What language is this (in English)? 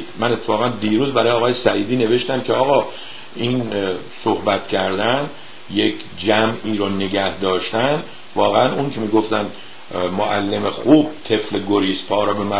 Persian